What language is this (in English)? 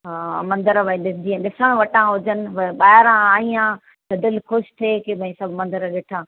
Sindhi